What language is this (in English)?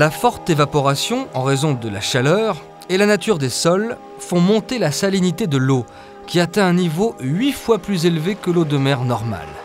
French